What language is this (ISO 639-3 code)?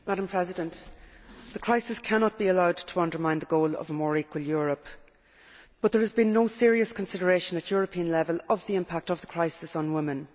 eng